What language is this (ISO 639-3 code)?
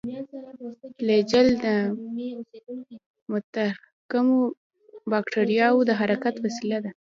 pus